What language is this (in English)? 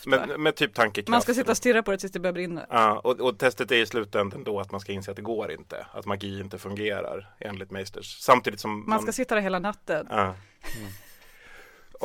Swedish